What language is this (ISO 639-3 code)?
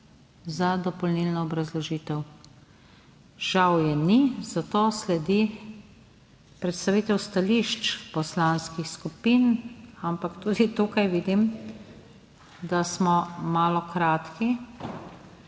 slv